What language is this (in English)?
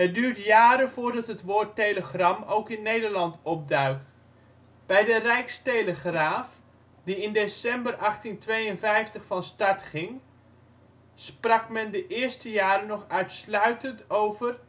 Dutch